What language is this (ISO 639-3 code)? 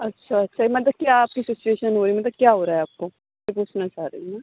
urd